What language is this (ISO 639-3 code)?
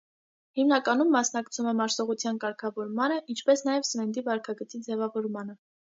hye